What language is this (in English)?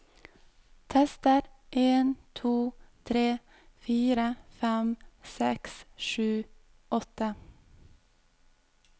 Norwegian